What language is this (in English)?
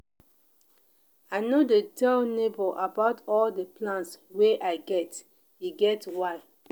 Nigerian Pidgin